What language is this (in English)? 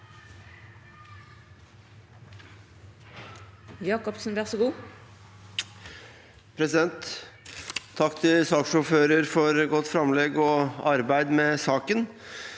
Norwegian